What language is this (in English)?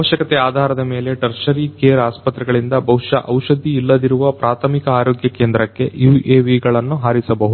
Kannada